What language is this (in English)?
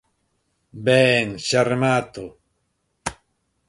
Galician